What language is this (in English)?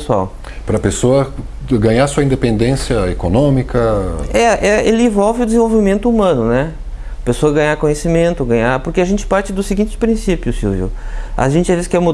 Portuguese